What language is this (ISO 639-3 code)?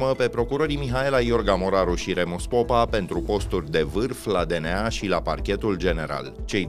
ron